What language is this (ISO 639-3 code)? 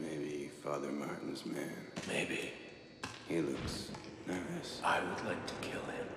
deu